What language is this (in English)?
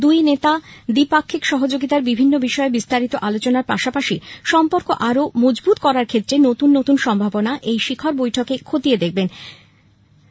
Bangla